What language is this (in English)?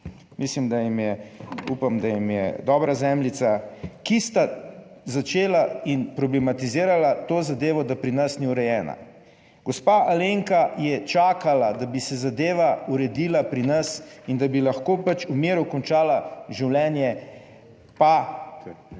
Slovenian